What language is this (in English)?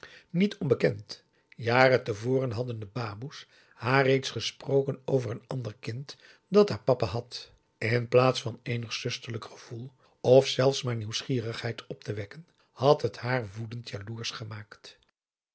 Dutch